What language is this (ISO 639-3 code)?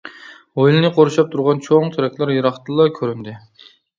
uig